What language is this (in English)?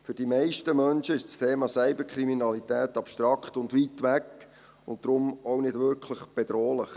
Swiss German